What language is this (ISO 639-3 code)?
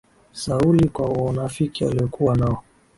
swa